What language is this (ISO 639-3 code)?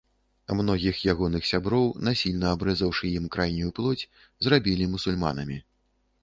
bel